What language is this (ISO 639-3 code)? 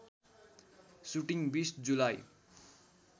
nep